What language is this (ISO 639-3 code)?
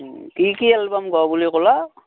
asm